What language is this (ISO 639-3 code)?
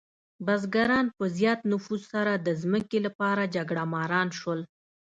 pus